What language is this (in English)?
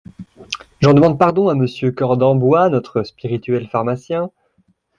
French